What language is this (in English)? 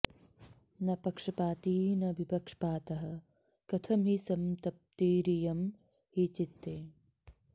Sanskrit